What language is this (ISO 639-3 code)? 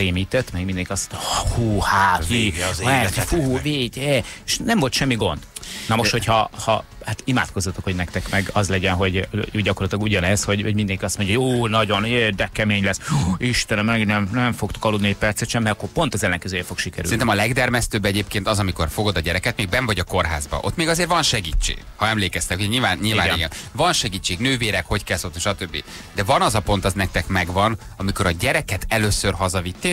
hun